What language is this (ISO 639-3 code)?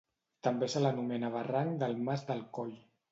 cat